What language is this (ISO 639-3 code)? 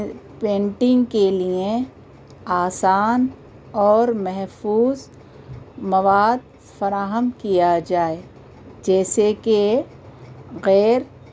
urd